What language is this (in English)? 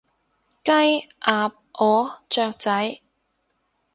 Cantonese